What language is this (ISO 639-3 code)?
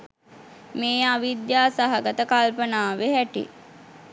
sin